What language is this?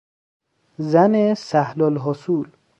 Persian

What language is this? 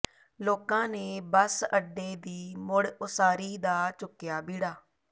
Punjabi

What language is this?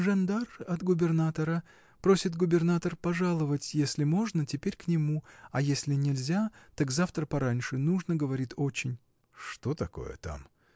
Russian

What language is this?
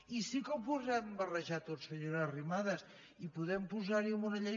Catalan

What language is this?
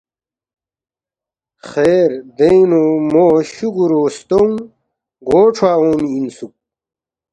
Balti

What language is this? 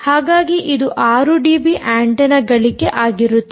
Kannada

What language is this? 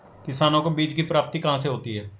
Hindi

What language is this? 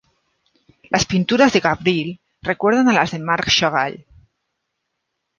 Spanish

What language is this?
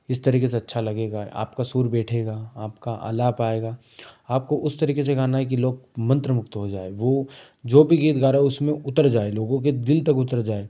Hindi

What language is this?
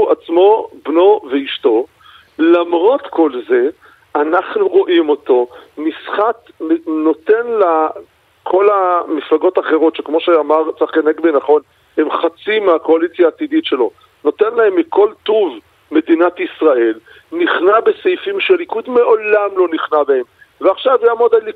Hebrew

